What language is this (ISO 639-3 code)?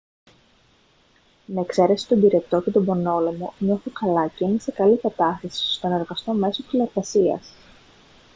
ell